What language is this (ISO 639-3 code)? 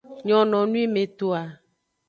ajg